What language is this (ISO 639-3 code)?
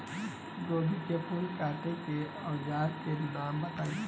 bho